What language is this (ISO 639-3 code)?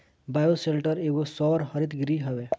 bho